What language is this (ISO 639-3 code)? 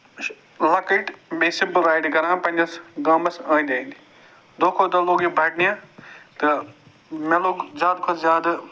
kas